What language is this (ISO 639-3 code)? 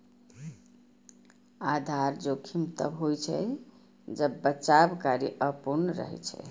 mai